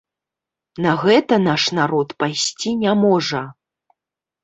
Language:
Belarusian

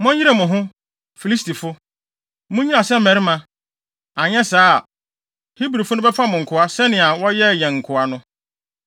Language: Akan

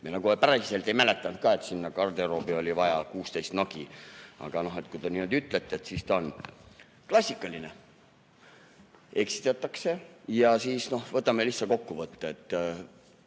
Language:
Estonian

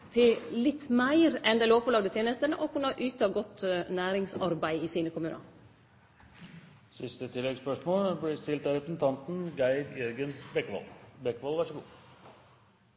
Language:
Norwegian Nynorsk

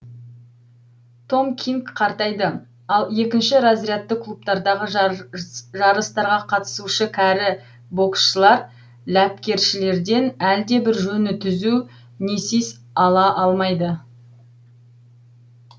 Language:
Kazakh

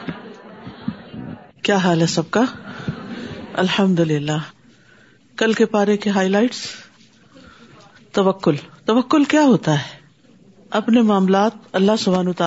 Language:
Urdu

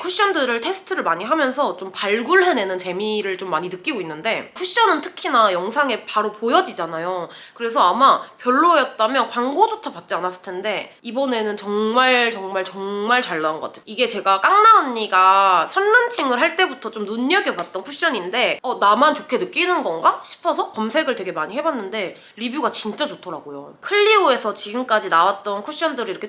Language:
Korean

